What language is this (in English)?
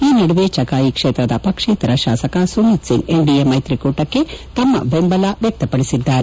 Kannada